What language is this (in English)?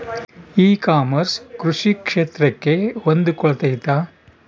Kannada